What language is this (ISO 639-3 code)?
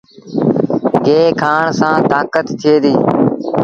sbn